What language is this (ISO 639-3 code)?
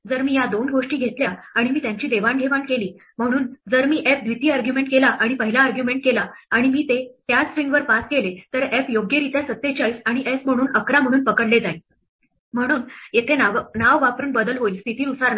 mar